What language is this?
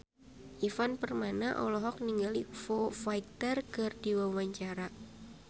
Sundanese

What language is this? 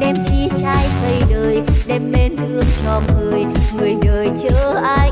Vietnamese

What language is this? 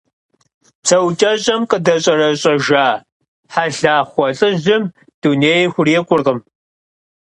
Kabardian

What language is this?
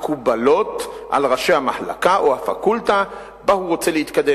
Hebrew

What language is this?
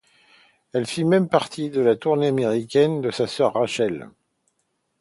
French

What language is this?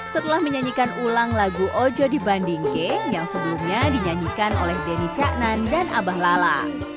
Indonesian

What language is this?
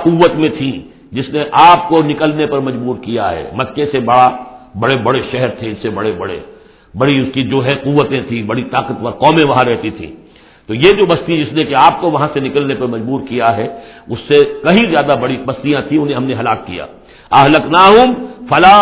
Urdu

